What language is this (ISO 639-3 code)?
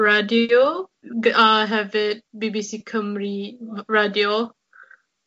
cym